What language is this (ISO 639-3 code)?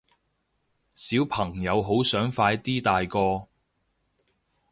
yue